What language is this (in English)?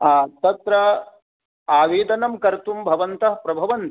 Sanskrit